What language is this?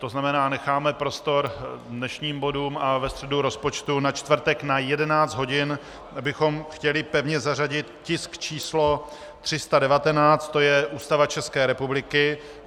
Czech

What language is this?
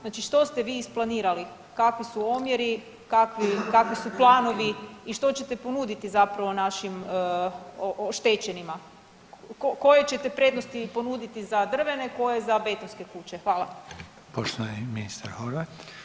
Croatian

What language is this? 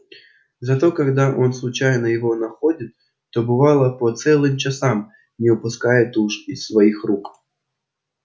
Russian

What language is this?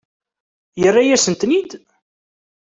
Kabyle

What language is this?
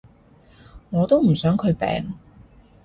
Cantonese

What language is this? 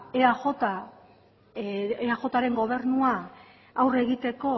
Basque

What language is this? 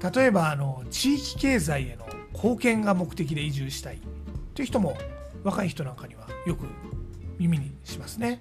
Japanese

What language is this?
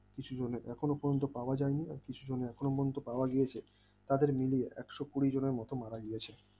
Bangla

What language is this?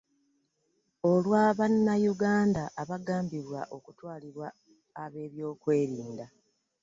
Ganda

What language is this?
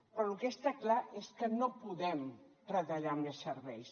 Catalan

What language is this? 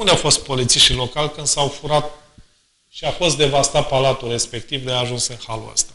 Romanian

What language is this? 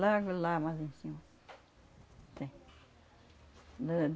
Portuguese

